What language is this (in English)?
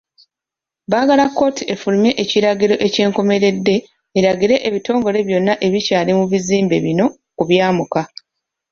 Ganda